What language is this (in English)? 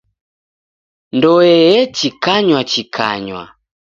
Taita